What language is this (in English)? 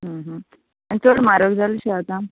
Konkani